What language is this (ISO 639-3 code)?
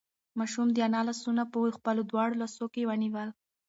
pus